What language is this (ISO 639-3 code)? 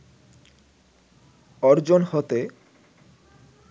ben